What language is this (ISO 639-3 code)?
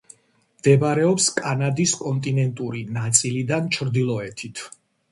kat